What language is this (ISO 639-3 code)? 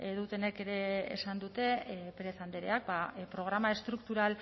eus